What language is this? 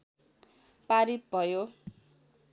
Nepali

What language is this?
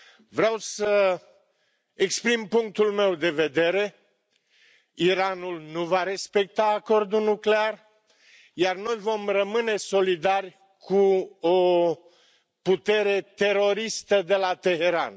Romanian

